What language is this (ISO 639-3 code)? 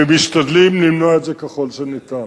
heb